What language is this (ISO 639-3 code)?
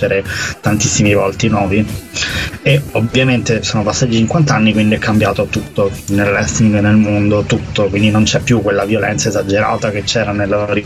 ita